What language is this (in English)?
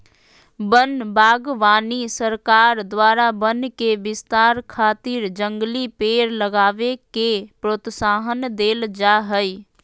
Magahi